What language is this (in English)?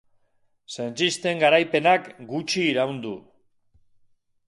Basque